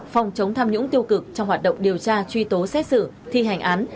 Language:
Vietnamese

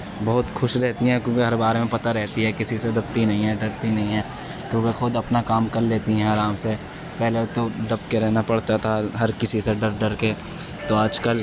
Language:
Urdu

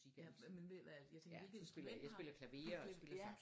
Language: Danish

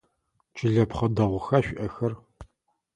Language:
Adyghe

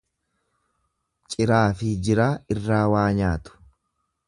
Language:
Oromo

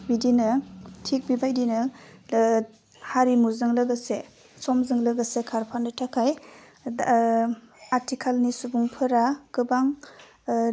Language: Bodo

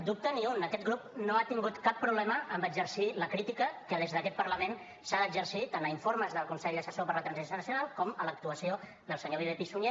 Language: Catalan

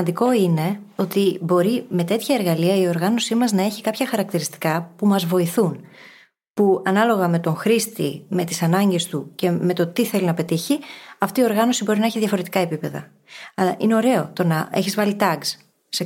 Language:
Greek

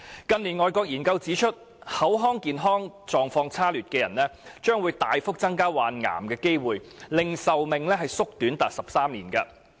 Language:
Cantonese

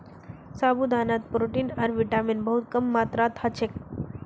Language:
Magahi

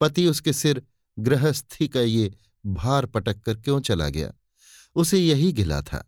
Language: Hindi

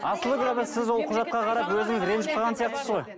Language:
Kazakh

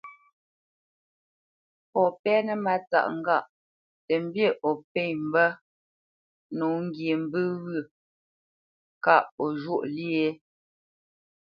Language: Bamenyam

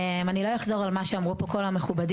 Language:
Hebrew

